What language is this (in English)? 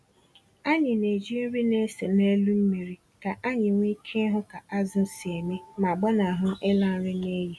Igbo